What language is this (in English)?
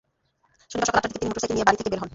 Bangla